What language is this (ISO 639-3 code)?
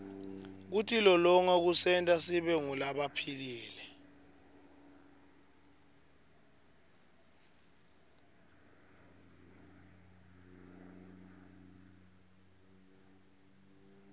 ssw